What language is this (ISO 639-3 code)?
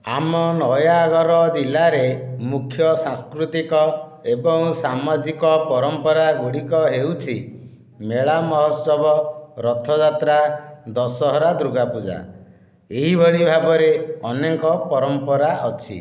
ori